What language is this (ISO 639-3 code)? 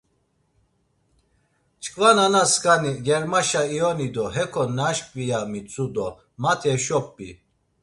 lzz